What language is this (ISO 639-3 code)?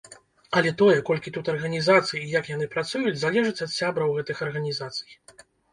bel